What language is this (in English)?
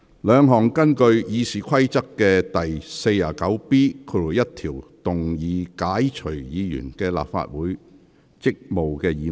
Cantonese